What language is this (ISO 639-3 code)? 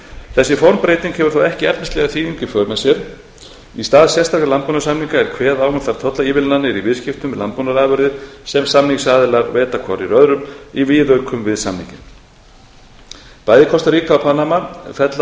isl